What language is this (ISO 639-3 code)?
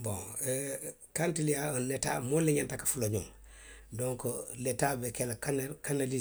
mlq